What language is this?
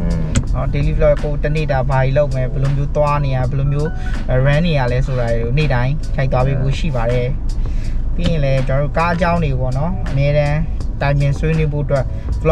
Thai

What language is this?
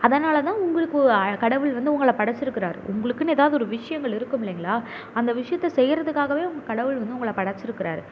Tamil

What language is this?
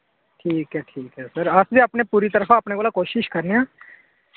Dogri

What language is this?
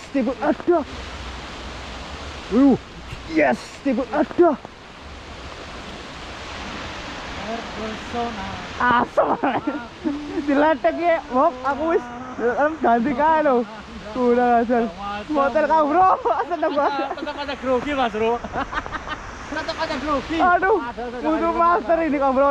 Indonesian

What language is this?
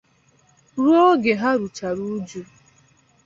Igbo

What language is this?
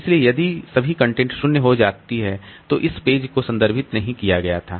Hindi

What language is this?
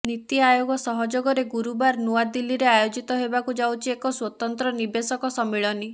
Odia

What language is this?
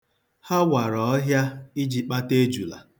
Igbo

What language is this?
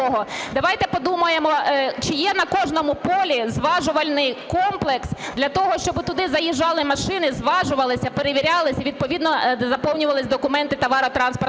Ukrainian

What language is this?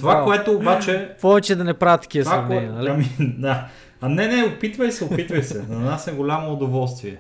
Bulgarian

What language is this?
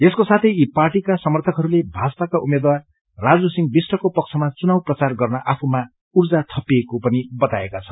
Nepali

